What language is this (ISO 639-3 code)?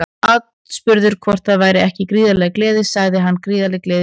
isl